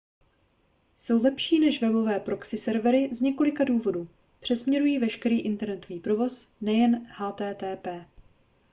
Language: Czech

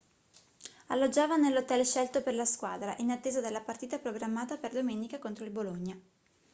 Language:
Italian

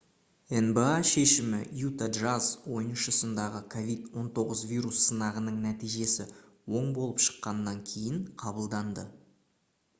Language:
Kazakh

